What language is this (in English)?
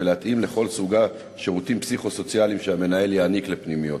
Hebrew